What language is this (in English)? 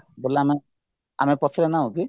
Odia